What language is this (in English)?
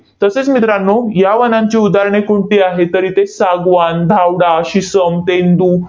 Marathi